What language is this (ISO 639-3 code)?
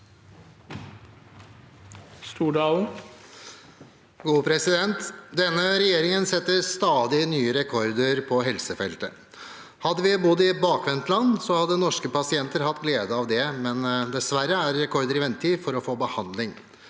nor